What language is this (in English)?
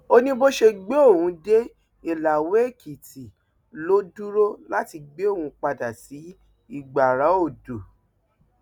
Yoruba